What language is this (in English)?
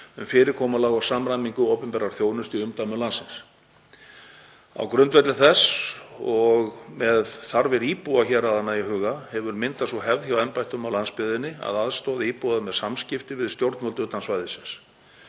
Icelandic